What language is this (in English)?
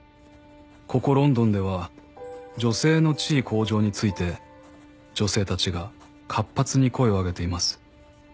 Japanese